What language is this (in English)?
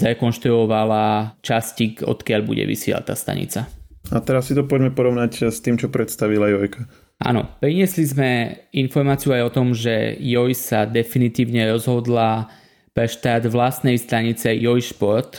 Slovak